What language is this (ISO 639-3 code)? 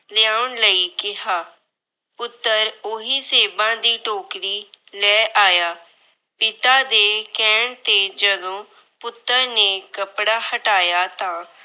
pan